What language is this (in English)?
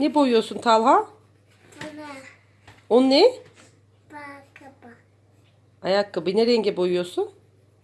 Turkish